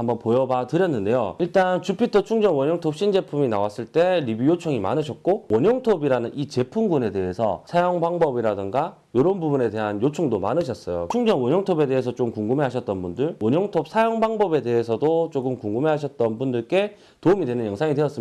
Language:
Korean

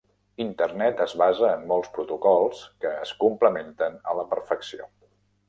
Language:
Catalan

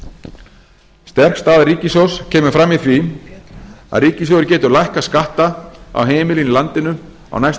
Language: Icelandic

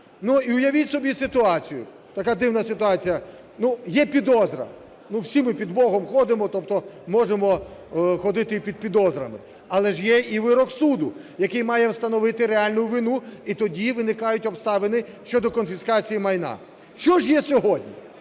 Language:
Ukrainian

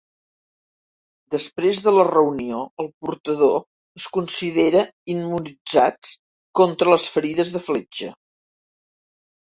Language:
Catalan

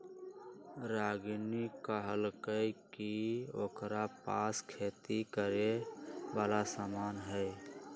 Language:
Magahi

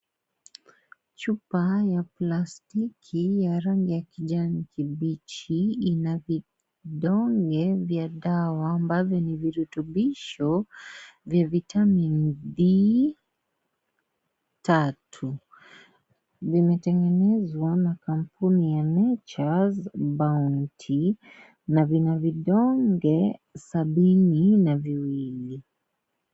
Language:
Swahili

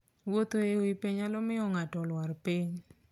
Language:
Luo (Kenya and Tanzania)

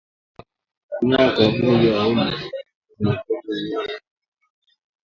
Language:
Swahili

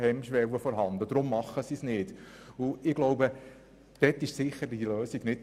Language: Swiss German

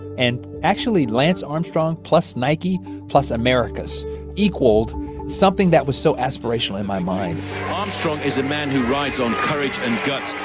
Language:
English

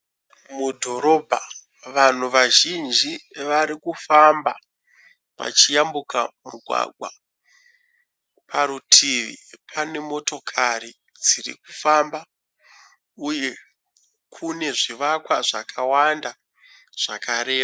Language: Shona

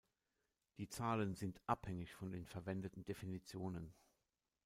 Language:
German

